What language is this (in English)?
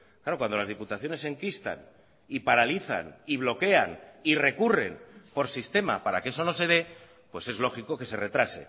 Spanish